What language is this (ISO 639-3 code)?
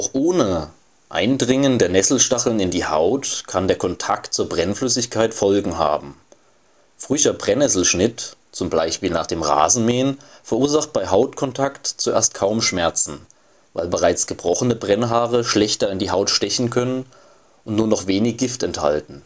deu